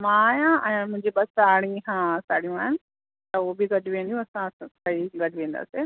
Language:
Sindhi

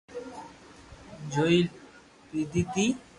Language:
Loarki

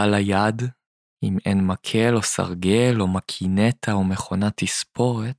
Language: Hebrew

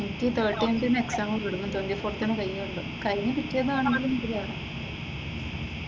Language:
Malayalam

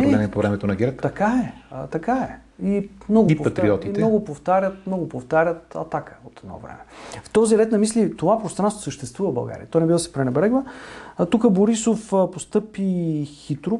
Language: Bulgarian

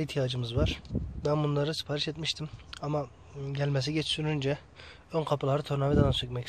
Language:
Turkish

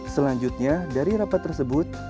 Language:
Indonesian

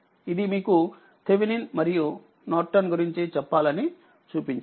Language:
Telugu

